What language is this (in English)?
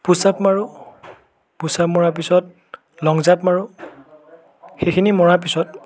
Assamese